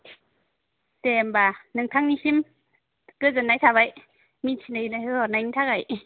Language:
Bodo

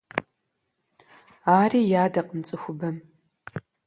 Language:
Kabardian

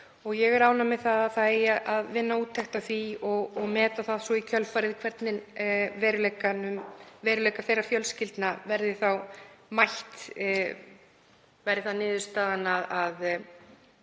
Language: Icelandic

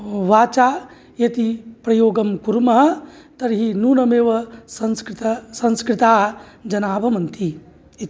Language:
Sanskrit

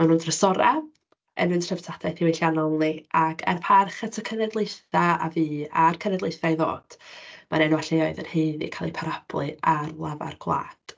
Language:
Welsh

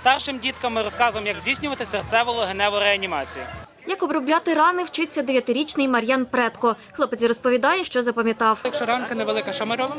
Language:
Ukrainian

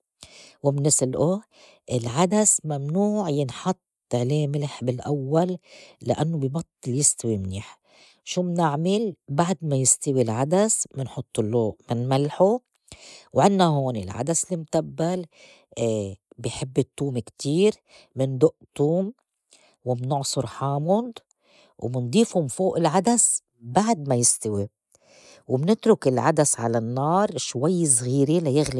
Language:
North Levantine Arabic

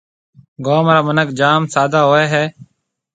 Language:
Marwari (Pakistan)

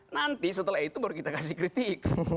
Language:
Indonesian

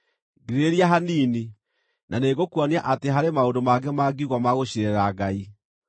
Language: Kikuyu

